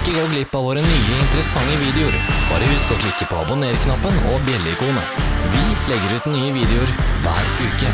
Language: Norwegian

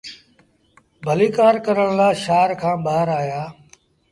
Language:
Sindhi Bhil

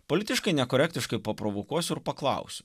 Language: Lithuanian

